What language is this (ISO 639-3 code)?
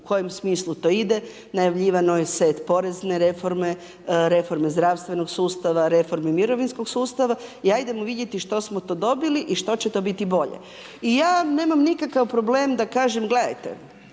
hrv